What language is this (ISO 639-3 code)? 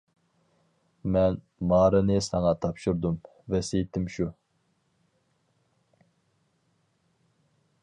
uig